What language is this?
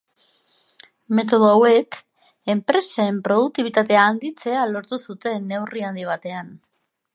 Basque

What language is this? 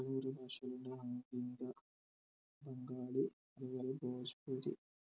Malayalam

